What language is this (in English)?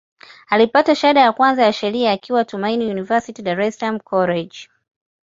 Swahili